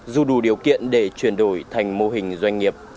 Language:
Vietnamese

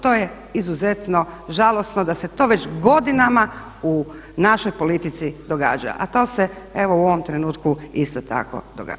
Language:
Croatian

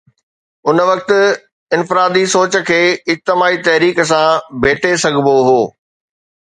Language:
Sindhi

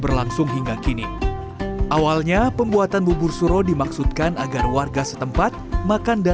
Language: Indonesian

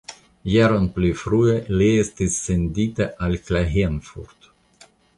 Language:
Esperanto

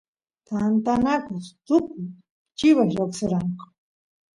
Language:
Santiago del Estero Quichua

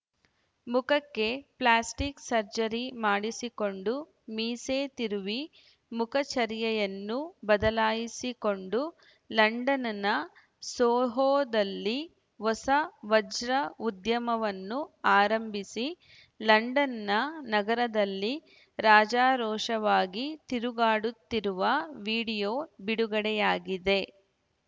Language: Kannada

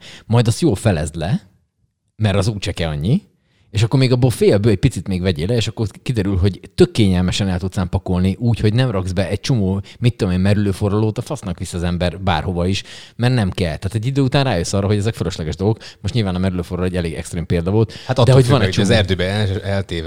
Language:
Hungarian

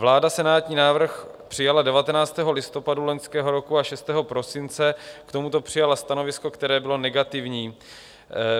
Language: Czech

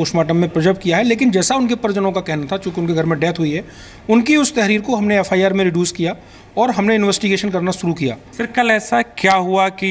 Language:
Hindi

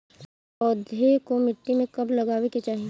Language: Bhojpuri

